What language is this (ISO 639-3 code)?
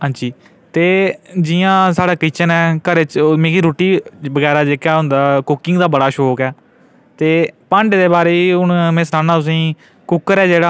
doi